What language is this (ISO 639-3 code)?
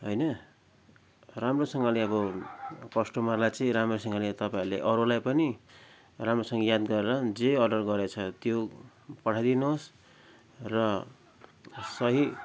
nep